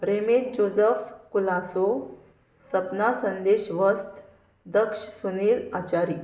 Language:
Konkani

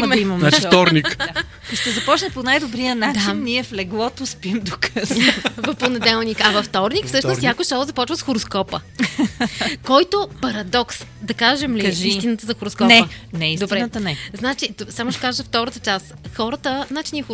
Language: Bulgarian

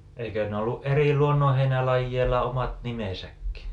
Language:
Finnish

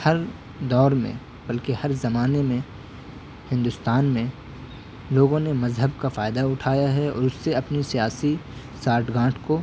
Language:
Urdu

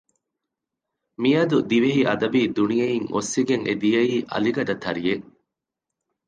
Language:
Divehi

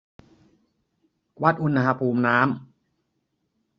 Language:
Thai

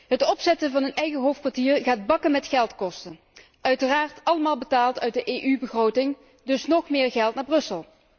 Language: Dutch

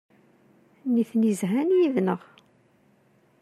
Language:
Kabyle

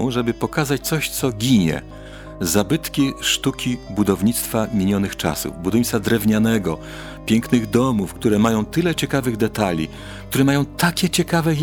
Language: Polish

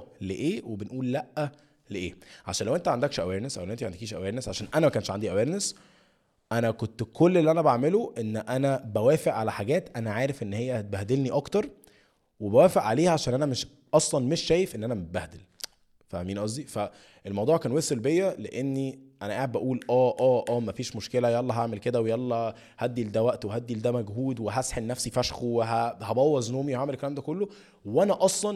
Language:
Arabic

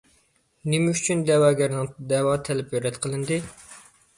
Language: Uyghur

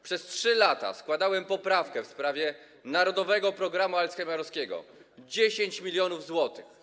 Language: Polish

